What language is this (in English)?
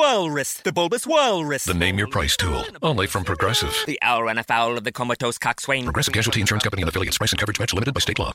Italian